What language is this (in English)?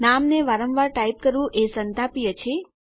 Gujarati